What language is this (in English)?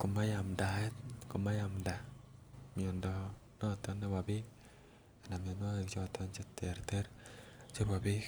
Kalenjin